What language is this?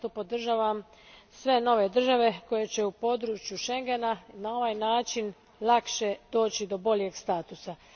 Croatian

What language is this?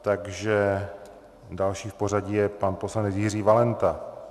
Czech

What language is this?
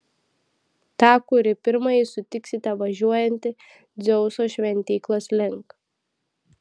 Lithuanian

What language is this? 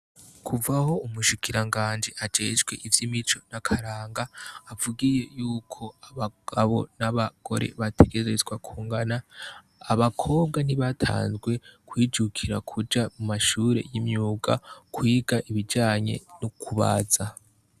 Rundi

